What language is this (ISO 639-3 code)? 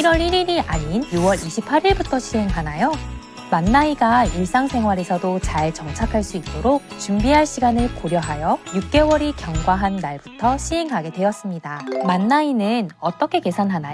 kor